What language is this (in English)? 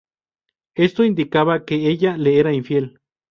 Spanish